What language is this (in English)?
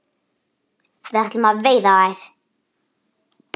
Icelandic